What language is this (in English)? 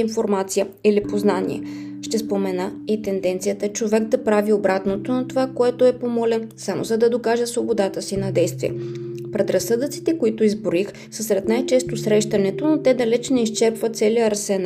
Bulgarian